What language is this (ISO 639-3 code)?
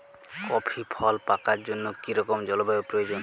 ben